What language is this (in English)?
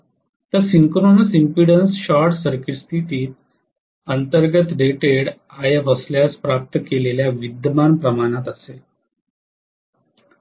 Marathi